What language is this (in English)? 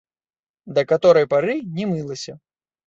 Belarusian